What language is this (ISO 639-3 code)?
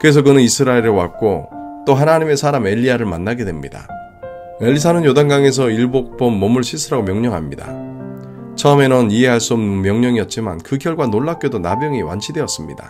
kor